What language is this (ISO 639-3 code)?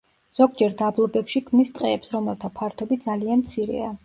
kat